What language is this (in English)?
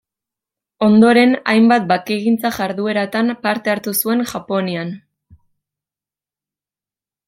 Basque